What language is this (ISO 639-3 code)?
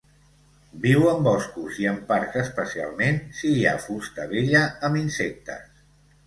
cat